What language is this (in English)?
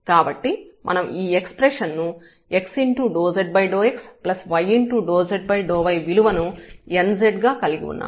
Telugu